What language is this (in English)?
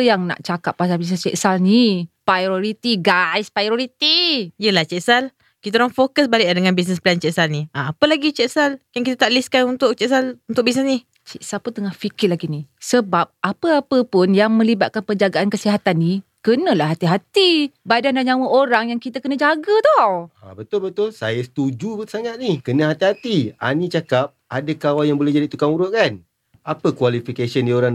Malay